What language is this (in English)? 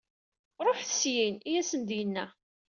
Kabyle